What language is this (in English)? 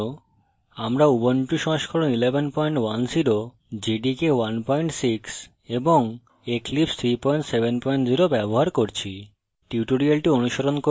Bangla